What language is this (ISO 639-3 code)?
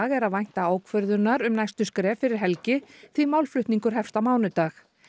isl